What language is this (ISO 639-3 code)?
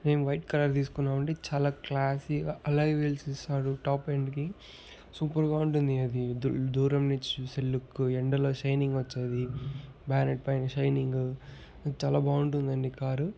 tel